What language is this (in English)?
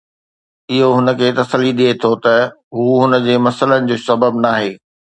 Sindhi